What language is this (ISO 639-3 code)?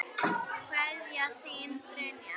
isl